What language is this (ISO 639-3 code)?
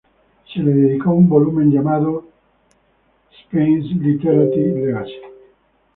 spa